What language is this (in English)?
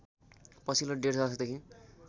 Nepali